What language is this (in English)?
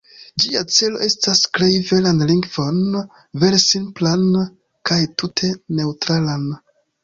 Esperanto